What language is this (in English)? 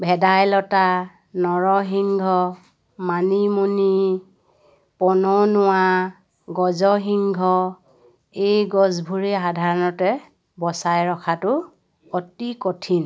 Assamese